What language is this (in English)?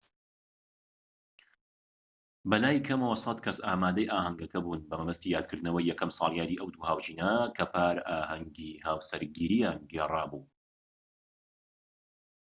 Central Kurdish